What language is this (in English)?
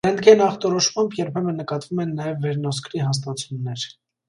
Armenian